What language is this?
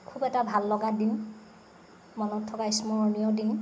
Assamese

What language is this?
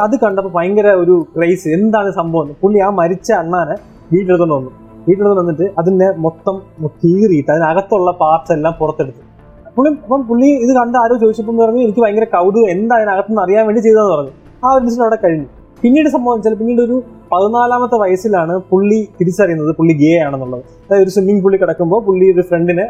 Malayalam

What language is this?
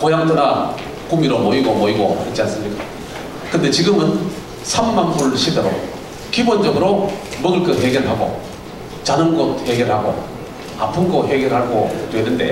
Korean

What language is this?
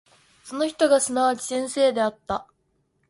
Japanese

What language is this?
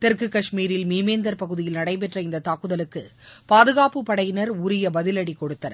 Tamil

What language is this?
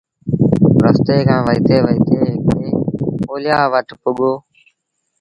Sindhi Bhil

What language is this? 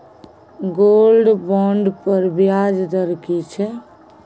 Maithili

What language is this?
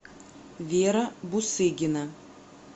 Russian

